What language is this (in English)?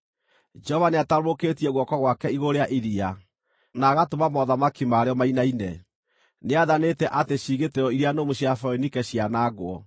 Kikuyu